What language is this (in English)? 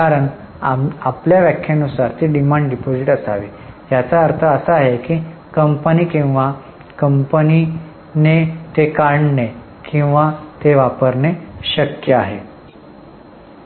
Marathi